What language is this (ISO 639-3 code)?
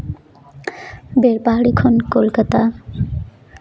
sat